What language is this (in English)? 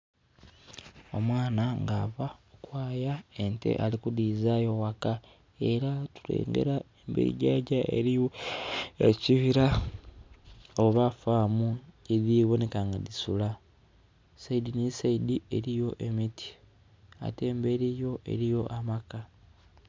Soga